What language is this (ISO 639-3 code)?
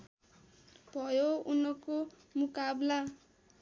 nep